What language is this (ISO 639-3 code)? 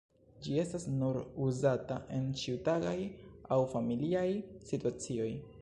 epo